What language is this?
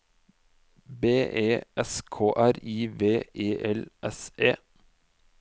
Norwegian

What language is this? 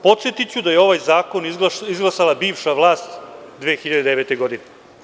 Serbian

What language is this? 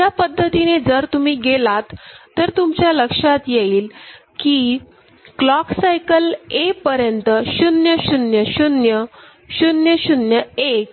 Marathi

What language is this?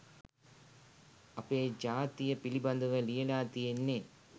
Sinhala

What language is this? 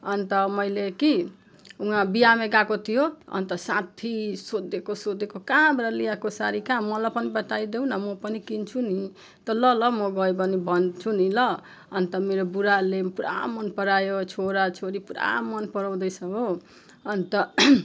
Nepali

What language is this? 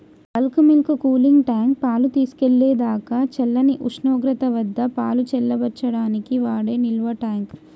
Telugu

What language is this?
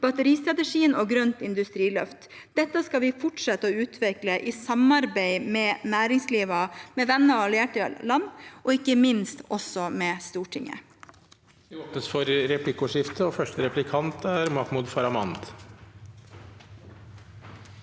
Norwegian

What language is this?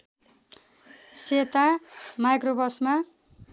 Nepali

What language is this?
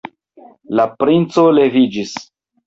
Esperanto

